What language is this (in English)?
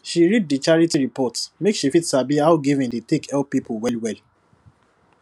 Nigerian Pidgin